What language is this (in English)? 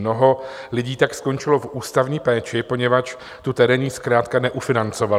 Czech